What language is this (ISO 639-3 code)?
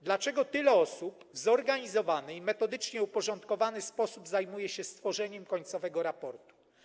pol